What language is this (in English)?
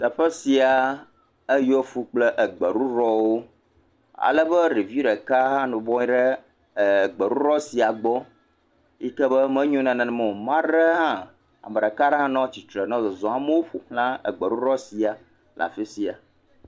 Ewe